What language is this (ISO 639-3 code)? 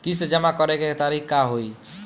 bho